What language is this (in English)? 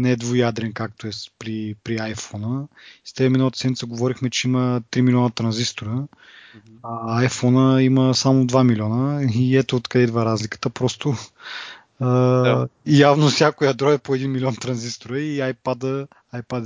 Bulgarian